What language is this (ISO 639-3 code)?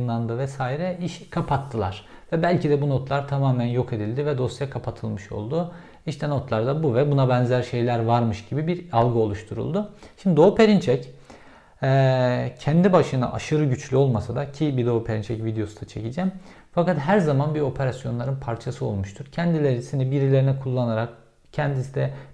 tur